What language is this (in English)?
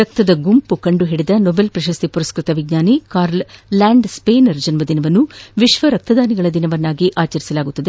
Kannada